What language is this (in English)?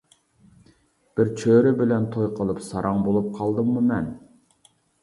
Uyghur